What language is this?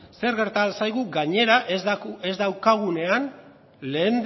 Basque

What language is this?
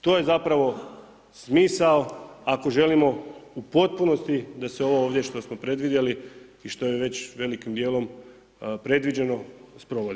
Croatian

